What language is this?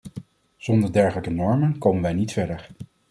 Dutch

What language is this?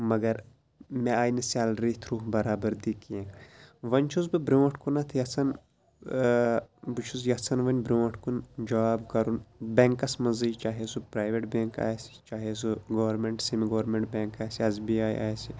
Kashmiri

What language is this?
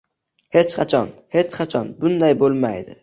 Uzbek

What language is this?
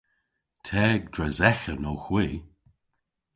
Cornish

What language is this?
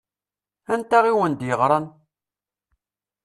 Kabyle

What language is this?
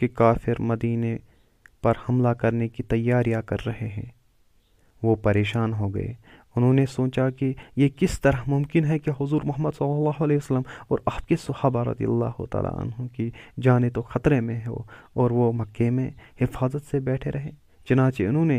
Urdu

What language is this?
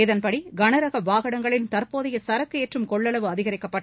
Tamil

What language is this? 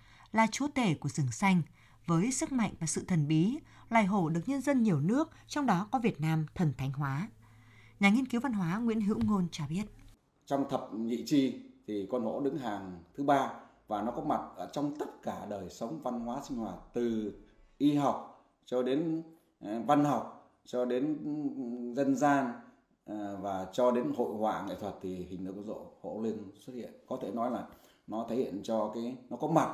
Vietnamese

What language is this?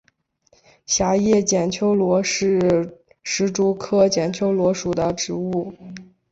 Chinese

